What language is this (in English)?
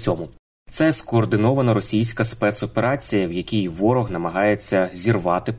Ukrainian